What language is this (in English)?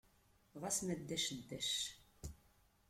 Kabyle